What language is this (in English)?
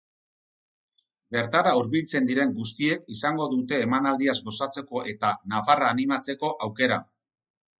Basque